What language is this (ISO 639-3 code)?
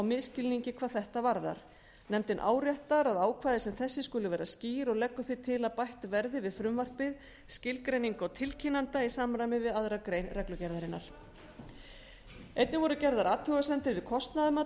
isl